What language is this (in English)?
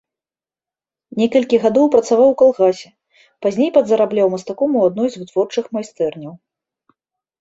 Belarusian